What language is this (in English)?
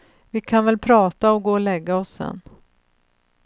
Swedish